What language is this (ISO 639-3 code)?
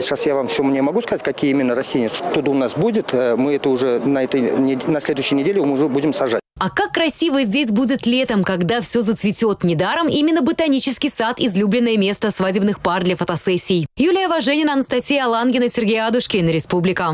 rus